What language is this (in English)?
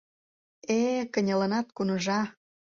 Mari